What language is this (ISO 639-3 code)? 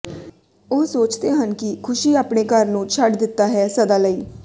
pan